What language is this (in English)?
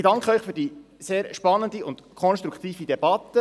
Swiss German